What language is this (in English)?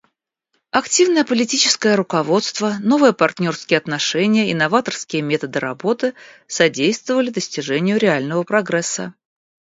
Russian